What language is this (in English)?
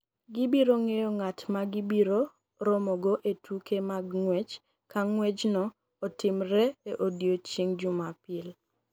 Luo (Kenya and Tanzania)